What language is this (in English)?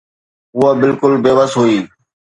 Sindhi